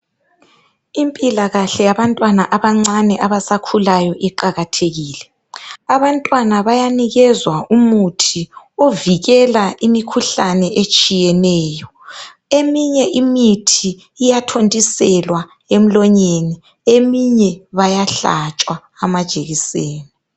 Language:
North Ndebele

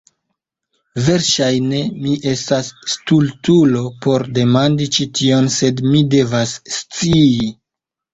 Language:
Esperanto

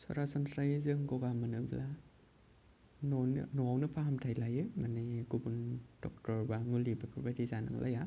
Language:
Bodo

